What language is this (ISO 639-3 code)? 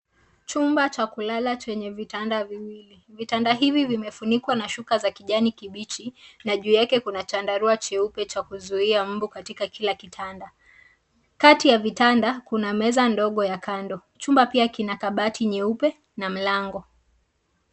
swa